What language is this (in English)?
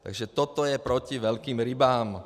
Czech